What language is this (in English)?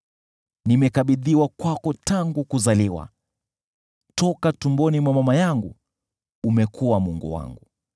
Swahili